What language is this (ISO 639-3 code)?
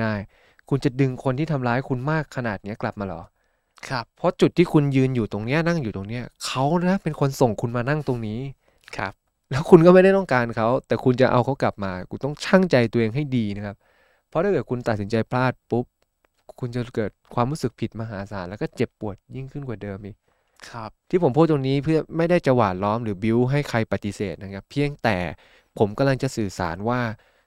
tha